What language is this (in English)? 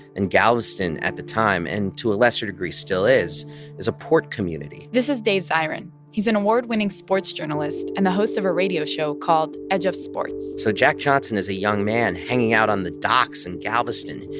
English